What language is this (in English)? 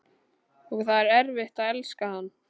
Icelandic